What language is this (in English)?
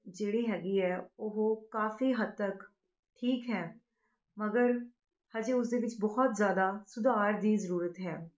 Punjabi